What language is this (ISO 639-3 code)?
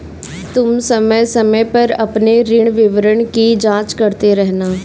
hin